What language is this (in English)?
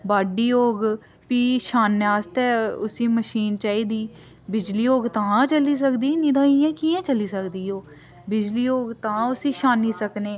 Dogri